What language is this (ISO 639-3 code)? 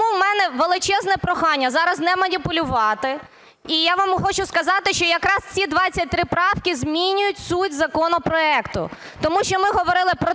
ukr